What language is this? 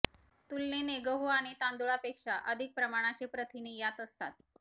Marathi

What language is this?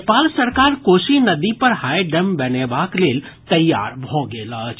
Maithili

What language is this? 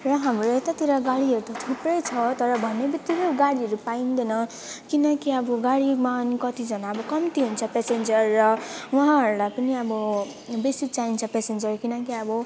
Nepali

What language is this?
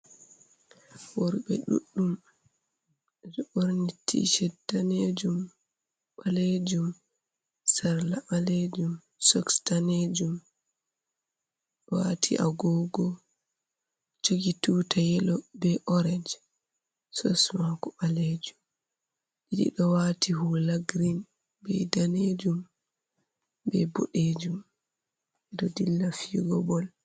Fula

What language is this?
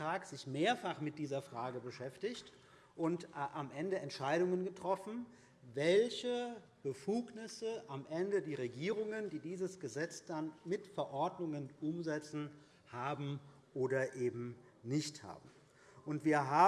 German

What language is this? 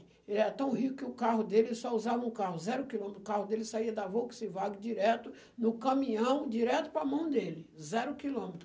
Portuguese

